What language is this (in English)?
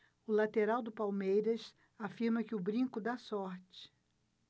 Portuguese